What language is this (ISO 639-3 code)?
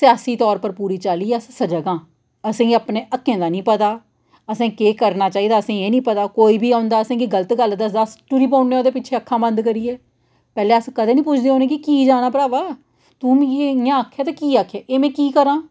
doi